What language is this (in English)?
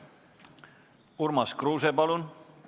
Estonian